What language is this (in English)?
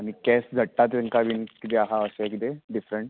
Konkani